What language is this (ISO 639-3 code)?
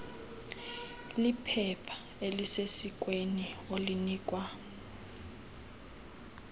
xho